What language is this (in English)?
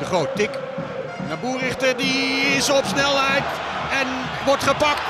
Dutch